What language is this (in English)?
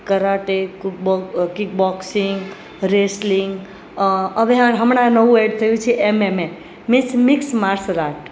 Gujarati